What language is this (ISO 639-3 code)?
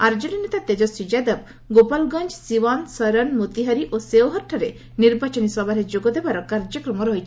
ori